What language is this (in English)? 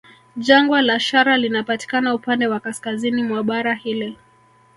Swahili